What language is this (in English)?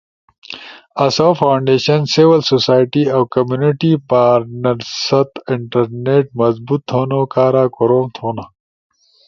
Ushojo